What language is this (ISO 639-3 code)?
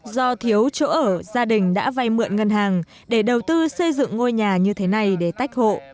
vie